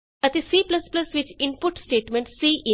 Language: Punjabi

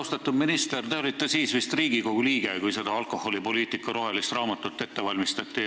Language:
Estonian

